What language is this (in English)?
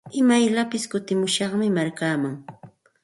Santa Ana de Tusi Pasco Quechua